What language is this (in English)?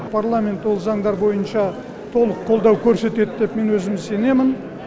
Kazakh